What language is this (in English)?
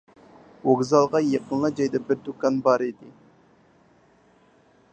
Uyghur